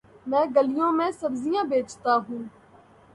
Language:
Urdu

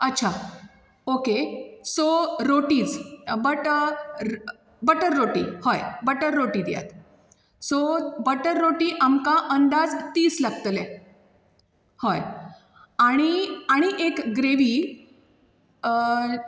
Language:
Konkani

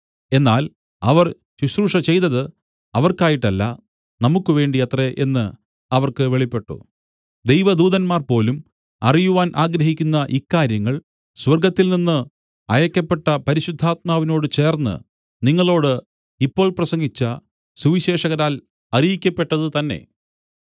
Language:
Malayalam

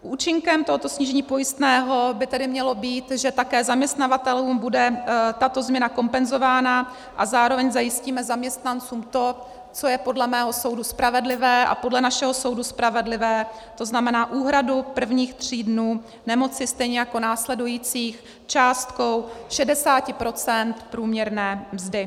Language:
Czech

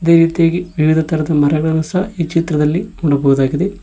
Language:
Kannada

